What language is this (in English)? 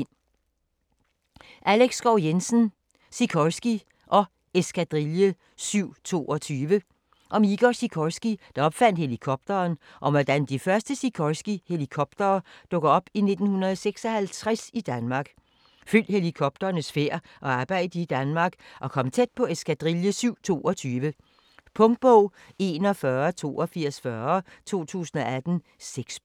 Danish